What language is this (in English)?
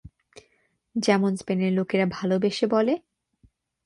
Bangla